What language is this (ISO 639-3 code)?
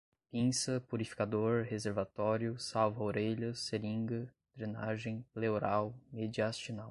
por